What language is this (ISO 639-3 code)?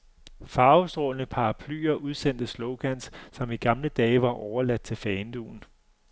dan